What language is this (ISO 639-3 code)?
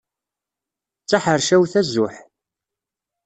kab